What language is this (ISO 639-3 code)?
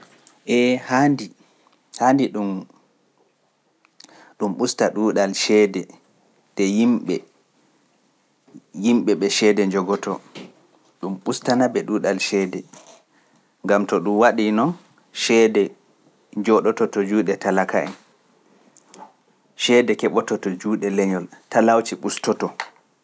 fuf